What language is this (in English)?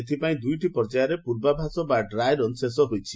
Odia